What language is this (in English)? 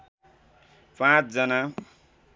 Nepali